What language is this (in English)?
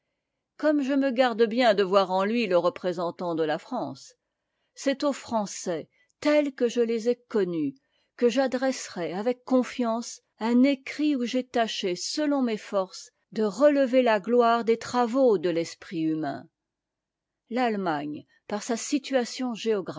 French